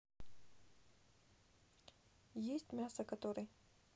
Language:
Russian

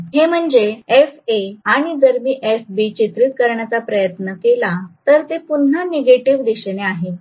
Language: Marathi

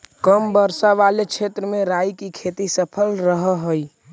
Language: Magahi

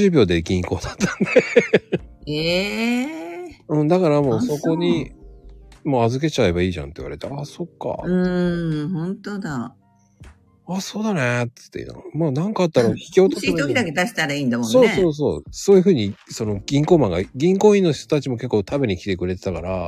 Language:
Japanese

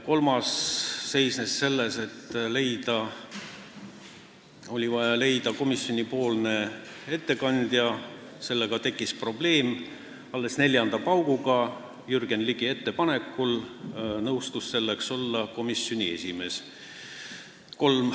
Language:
Estonian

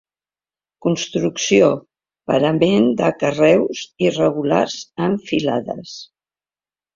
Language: Catalan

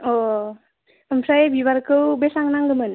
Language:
Bodo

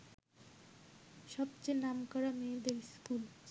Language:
Bangla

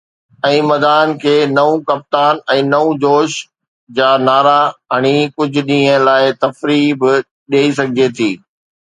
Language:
Sindhi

